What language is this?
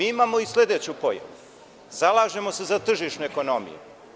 Serbian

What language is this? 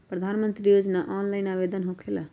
Magahi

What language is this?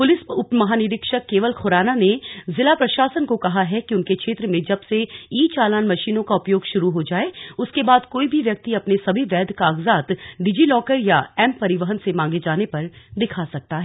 Hindi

